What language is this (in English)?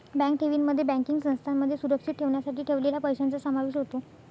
Marathi